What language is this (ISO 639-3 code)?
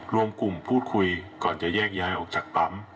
tha